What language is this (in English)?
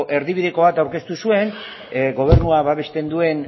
Basque